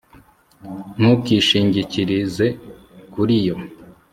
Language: Kinyarwanda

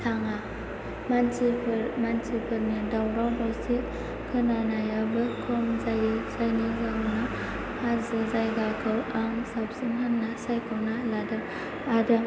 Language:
Bodo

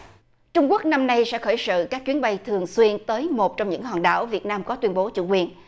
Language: Vietnamese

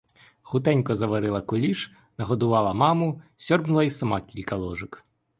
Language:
Ukrainian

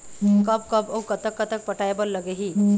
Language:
Chhattisgarhi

